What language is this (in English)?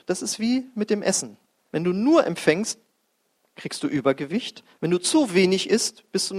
German